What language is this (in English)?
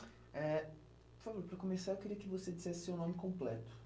Portuguese